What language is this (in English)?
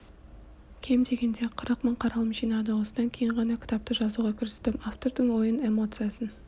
Kazakh